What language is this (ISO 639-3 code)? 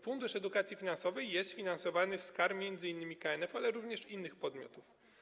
pol